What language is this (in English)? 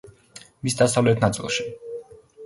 Georgian